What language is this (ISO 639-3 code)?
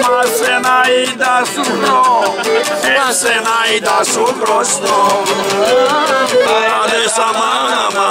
ron